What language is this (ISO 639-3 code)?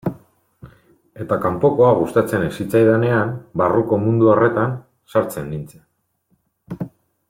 eus